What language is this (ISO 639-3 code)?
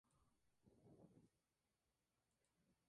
spa